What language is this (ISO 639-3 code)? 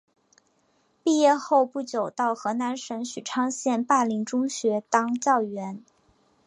zho